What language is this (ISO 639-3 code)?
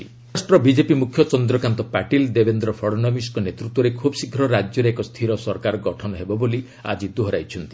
ori